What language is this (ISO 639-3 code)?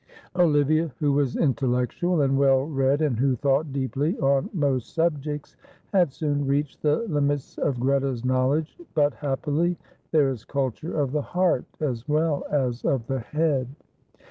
eng